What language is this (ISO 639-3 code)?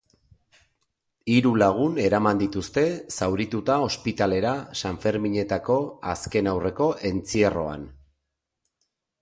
eus